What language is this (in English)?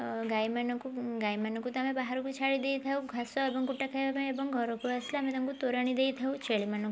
Odia